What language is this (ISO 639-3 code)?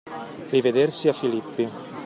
ita